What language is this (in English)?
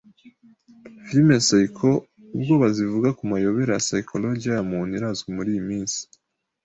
Kinyarwanda